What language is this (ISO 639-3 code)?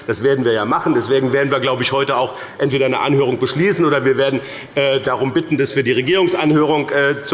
deu